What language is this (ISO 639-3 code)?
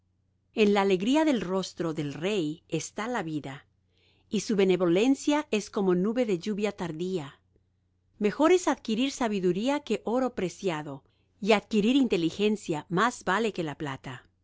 spa